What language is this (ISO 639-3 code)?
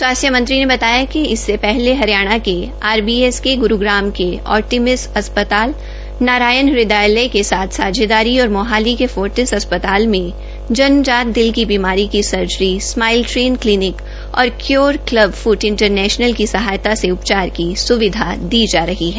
hin